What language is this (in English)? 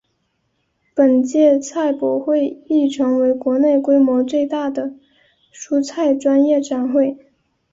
Chinese